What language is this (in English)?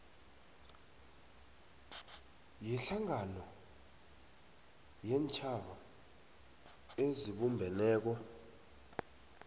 South Ndebele